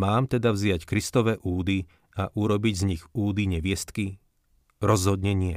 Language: Slovak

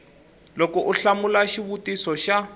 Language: Tsonga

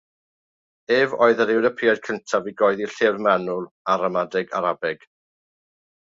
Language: Welsh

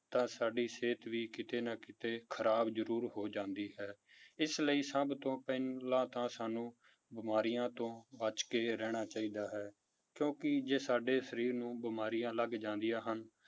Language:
Punjabi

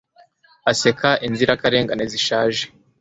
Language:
Kinyarwanda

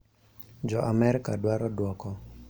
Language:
Luo (Kenya and Tanzania)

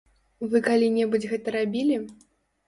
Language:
Belarusian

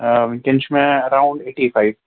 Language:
Kashmiri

